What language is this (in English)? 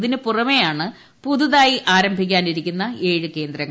Malayalam